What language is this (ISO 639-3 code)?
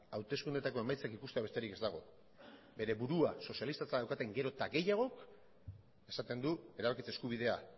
eus